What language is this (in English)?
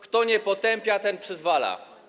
Polish